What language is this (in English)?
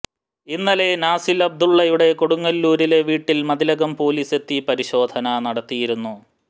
Malayalam